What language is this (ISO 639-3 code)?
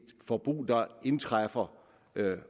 dan